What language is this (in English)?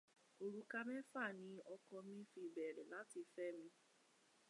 Yoruba